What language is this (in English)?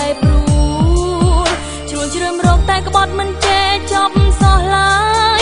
Thai